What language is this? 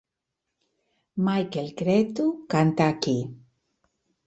Catalan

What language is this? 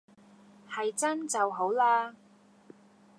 Cantonese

